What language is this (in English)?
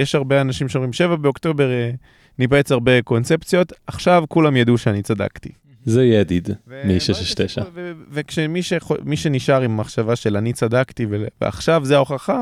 Hebrew